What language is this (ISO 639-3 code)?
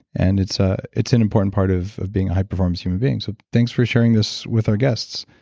eng